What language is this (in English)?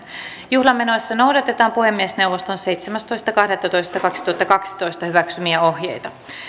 Finnish